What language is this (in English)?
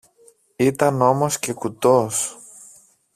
Greek